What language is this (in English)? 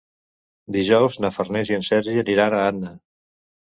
Catalan